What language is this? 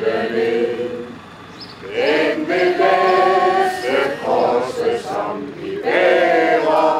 Greek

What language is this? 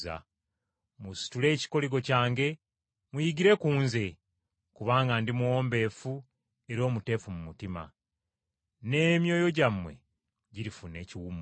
Ganda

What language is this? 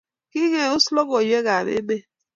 Kalenjin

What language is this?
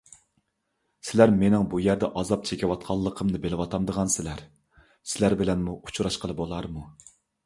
Uyghur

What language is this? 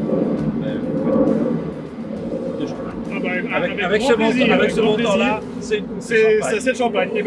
French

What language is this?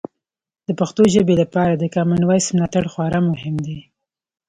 Pashto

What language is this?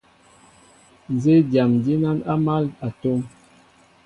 Mbo (Cameroon)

